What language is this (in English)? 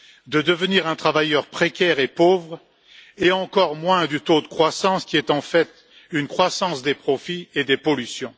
French